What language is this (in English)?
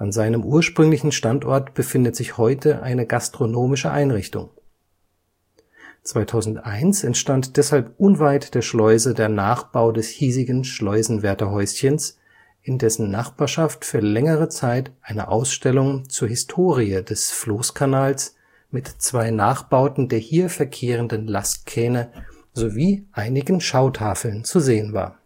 German